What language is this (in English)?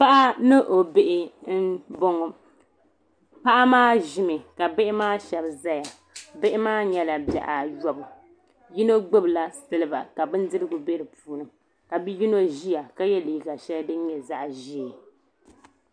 Dagbani